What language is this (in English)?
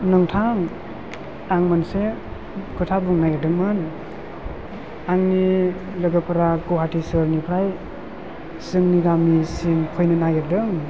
Bodo